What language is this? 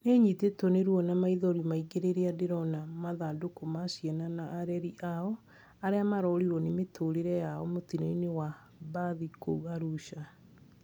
Kikuyu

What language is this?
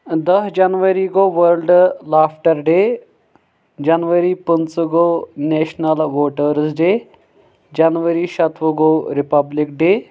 Kashmiri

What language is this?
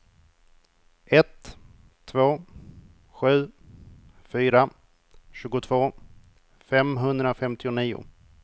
Swedish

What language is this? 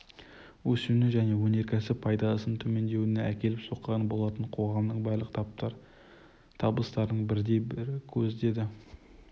Kazakh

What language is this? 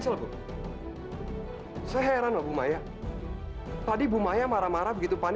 Indonesian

